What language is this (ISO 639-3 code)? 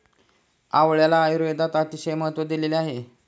mar